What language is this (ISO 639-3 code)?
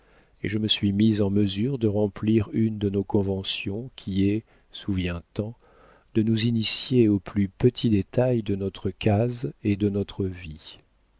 fra